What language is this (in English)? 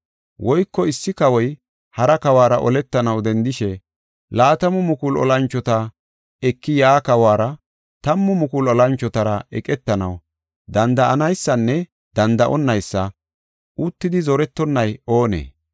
Gofa